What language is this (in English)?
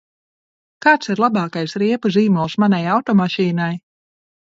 Latvian